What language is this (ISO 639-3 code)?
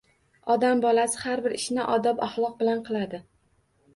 uzb